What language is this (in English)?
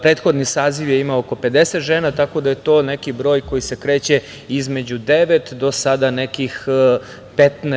Serbian